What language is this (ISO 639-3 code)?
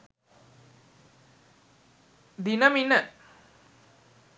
sin